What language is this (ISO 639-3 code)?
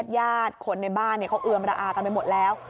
tha